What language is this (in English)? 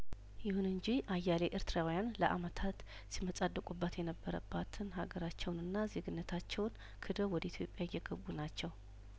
Amharic